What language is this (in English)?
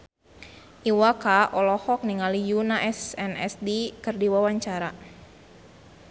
Sundanese